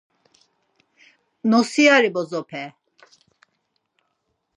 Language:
Laz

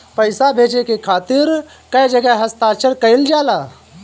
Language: Bhojpuri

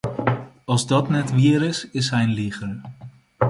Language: Western Frisian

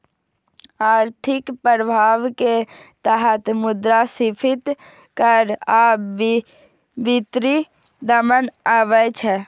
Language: Maithili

